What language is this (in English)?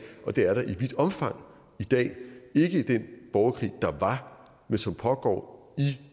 Danish